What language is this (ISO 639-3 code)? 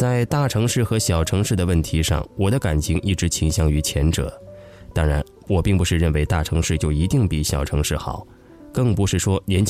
zho